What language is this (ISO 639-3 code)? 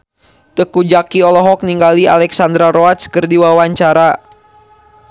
sun